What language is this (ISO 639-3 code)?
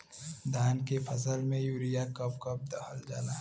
bho